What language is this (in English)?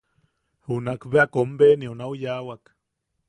Yaqui